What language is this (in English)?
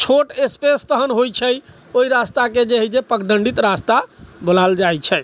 Maithili